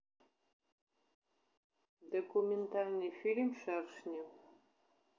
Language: Russian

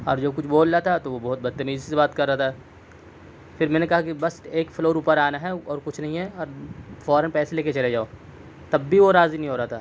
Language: Urdu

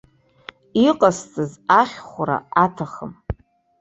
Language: Abkhazian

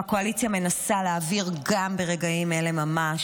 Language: Hebrew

